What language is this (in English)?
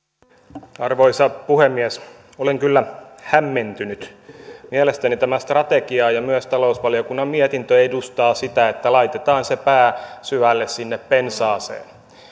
Finnish